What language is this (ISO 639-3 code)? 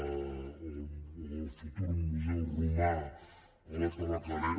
cat